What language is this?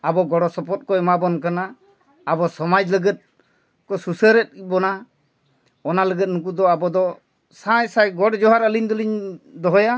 Santali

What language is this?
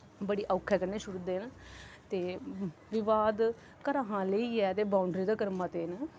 Dogri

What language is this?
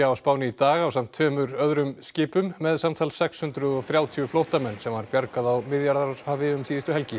Icelandic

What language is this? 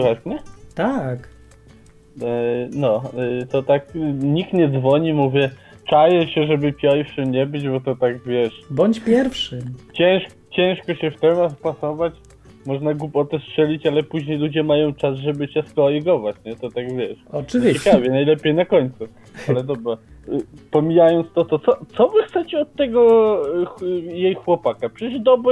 Polish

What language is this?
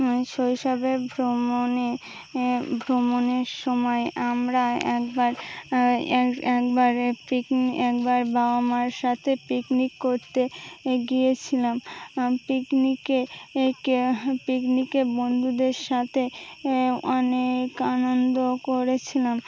Bangla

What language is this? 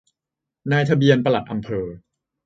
Thai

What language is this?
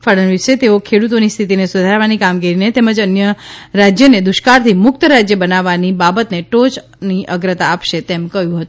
Gujarati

